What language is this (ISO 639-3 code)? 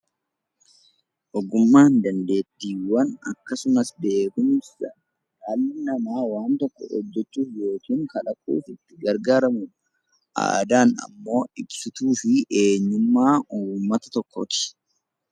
orm